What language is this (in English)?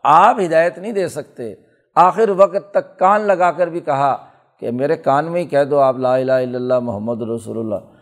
Urdu